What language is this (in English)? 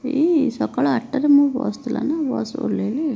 Odia